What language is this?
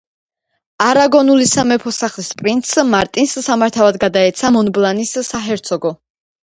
Georgian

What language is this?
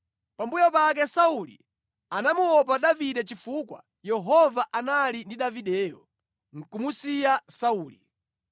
Nyanja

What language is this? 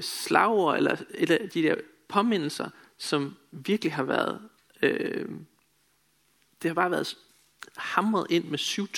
Danish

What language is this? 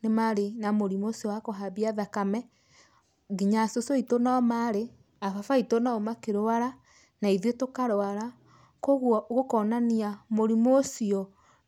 Kikuyu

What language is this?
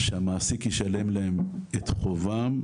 Hebrew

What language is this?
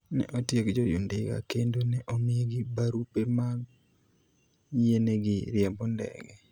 Luo (Kenya and Tanzania)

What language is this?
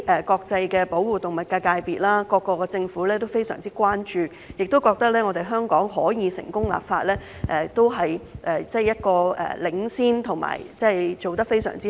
Cantonese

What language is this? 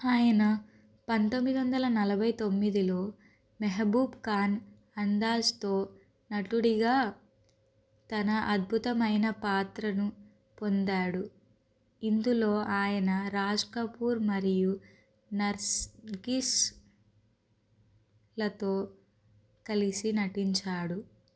Telugu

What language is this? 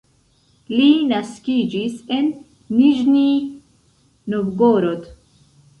Esperanto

